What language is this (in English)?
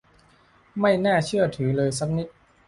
Thai